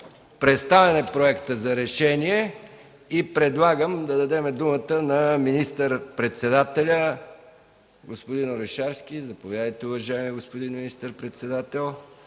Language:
Bulgarian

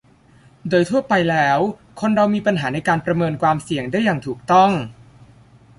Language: Thai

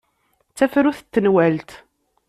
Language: Kabyle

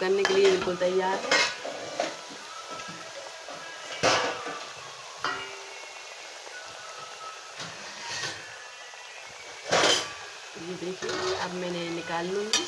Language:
Hindi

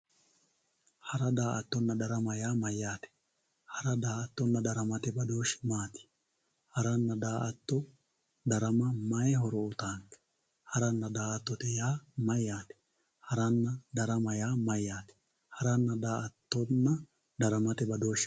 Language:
Sidamo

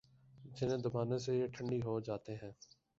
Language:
Urdu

